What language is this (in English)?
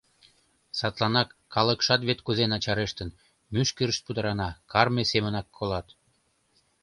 Mari